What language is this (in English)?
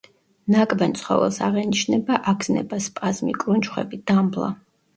Georgian